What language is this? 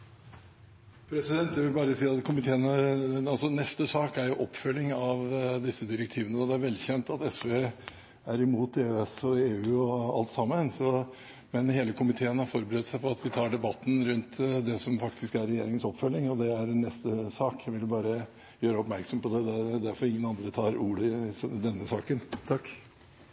Norwegian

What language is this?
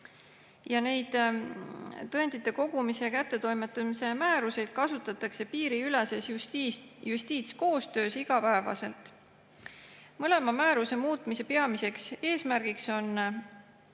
Estonian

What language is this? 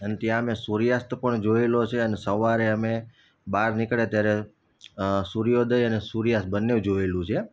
Gujarati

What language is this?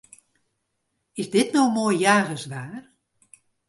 Western Frisian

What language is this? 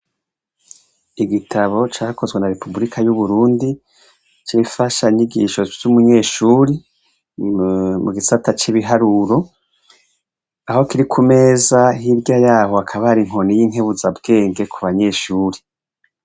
Rundi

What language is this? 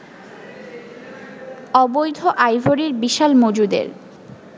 Bangla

